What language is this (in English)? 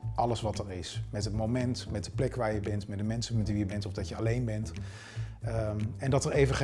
Dutch